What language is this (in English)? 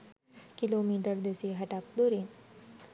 Sinhala